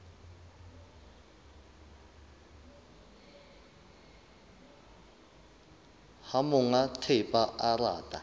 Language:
Southern Sotho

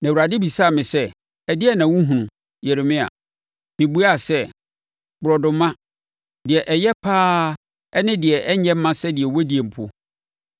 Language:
Akan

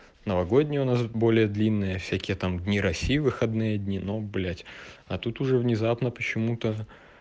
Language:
Russian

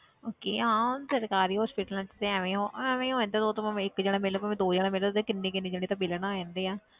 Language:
Punjabi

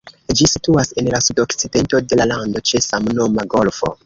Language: Esperanto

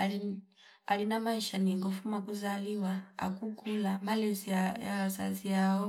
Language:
Fipa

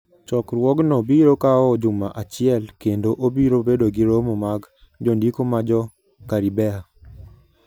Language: Luo (Kenya and Tanzania)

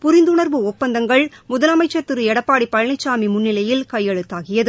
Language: Tamil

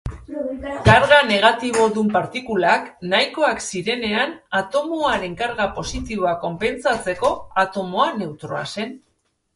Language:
Basque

